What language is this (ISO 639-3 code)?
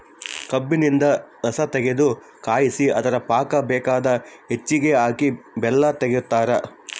kan